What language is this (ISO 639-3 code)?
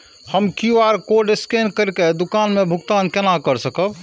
mai